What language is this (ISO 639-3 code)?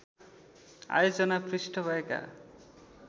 nep